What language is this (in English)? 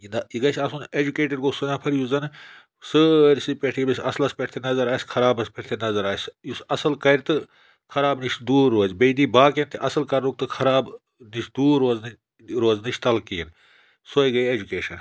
Kashmiri